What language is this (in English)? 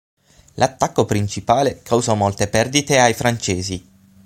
Italian